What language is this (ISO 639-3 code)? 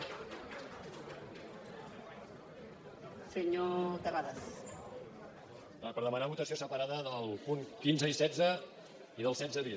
cat